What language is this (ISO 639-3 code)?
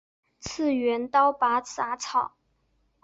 zho